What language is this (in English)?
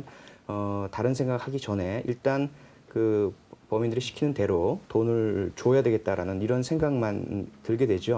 Korean